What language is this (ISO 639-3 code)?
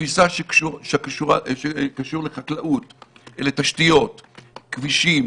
heb